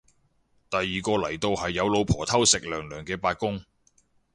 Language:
Cantonese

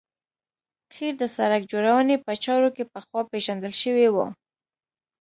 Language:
Pashto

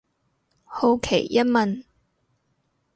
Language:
Cantonese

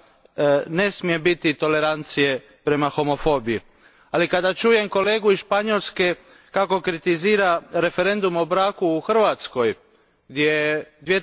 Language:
Croatian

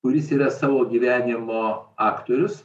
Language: Lithuanian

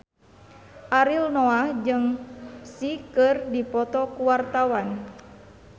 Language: Sundanese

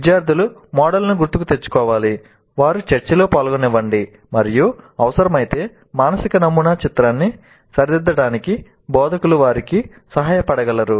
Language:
Telugu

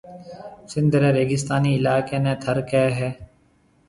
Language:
Marwari (Pakistan)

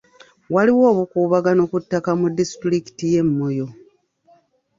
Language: Ganda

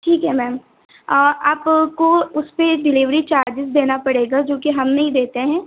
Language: Hindi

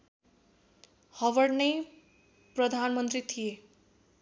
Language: Nepali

